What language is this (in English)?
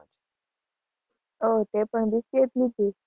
Gujarati